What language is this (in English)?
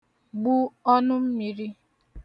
Igbo